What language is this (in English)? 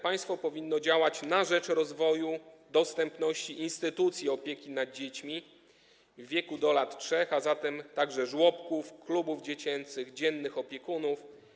Polish